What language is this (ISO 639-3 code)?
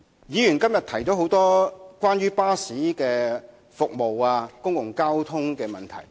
yue